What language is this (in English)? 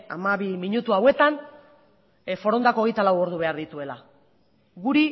Basque